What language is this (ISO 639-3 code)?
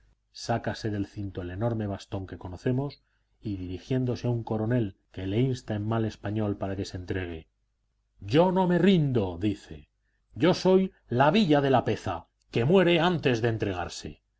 spa